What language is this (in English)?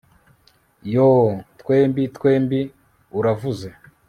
Kinyarwanda